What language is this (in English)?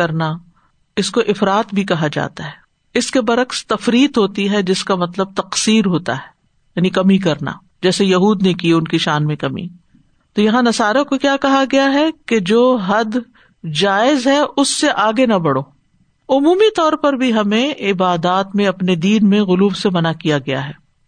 Urdu